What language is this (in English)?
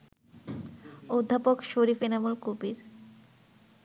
Bangla